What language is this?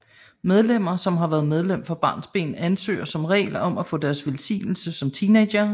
Danish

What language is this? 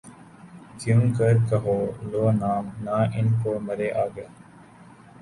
Urdu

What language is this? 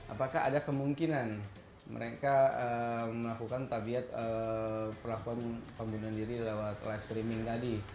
Indonesian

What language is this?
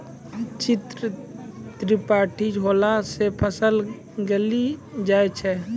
Maithili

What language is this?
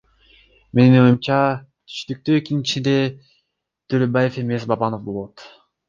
Kyrgyz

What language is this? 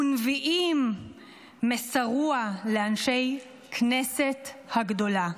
Hebrew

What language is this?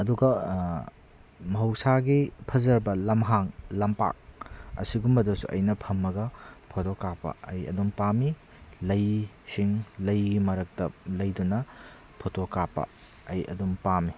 Manipuri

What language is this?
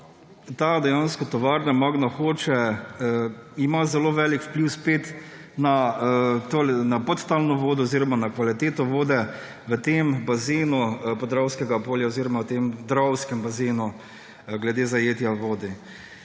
Slovenian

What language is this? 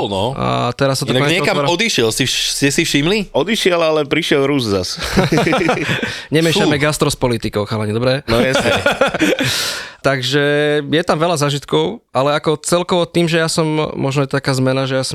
Slovak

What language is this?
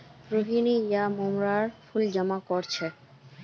Magahi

